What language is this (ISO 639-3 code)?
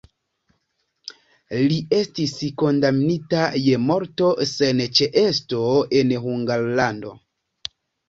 epo